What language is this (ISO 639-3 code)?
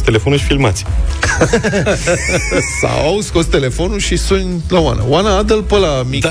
ron